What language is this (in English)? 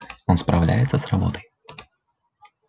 Russian